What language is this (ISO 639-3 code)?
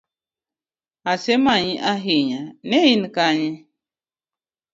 luo